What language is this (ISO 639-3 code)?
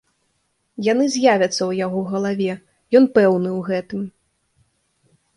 bel